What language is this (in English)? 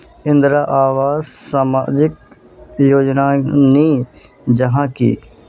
Magahi